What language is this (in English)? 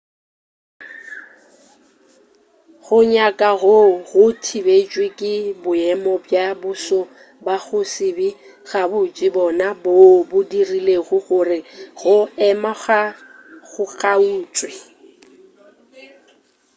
Northern Sotho